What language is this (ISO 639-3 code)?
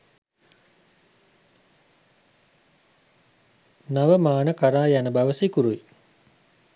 sin